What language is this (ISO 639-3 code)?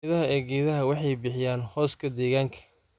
som